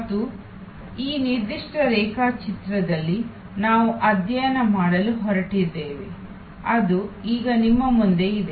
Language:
Kannada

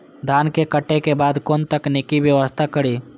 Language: Maithili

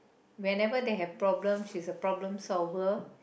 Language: English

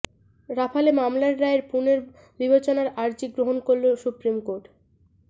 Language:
Bangla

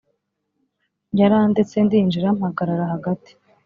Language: Kinyarwanda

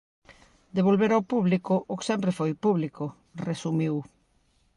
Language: Galician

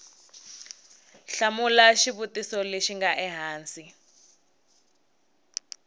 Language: Tsonga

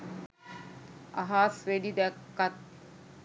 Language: Sinhala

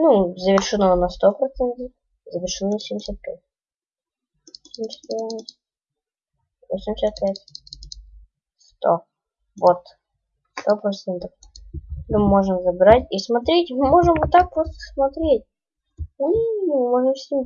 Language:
Russian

